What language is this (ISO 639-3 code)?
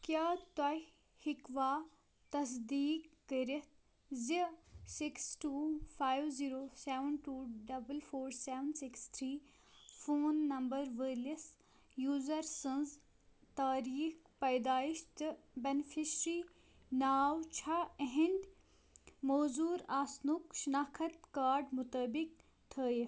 kas